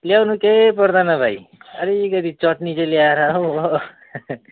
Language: Nepali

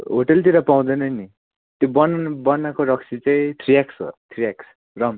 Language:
Nepali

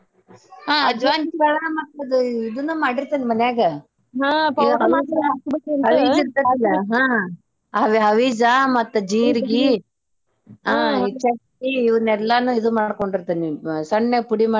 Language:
Kannada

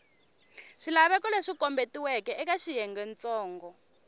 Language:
Tsonga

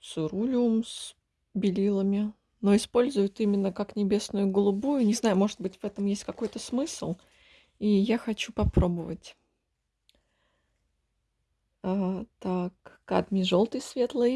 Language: Russian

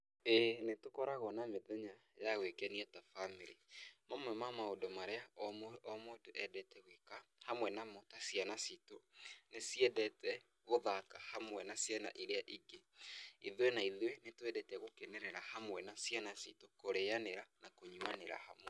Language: Kikuyu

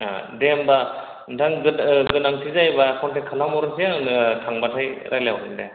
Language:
Bodo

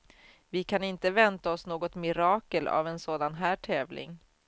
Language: Swedish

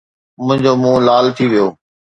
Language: Sindhi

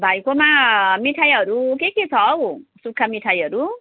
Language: Nepali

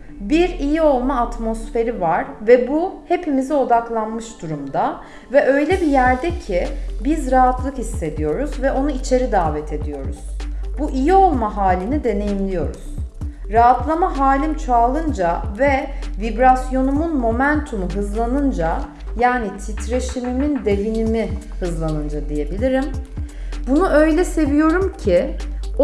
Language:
Turkish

